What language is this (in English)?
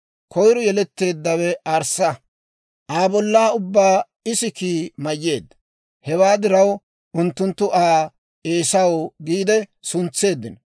Dawro